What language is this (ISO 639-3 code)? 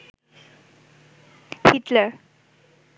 ben